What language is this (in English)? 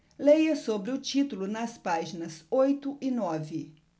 Portuguese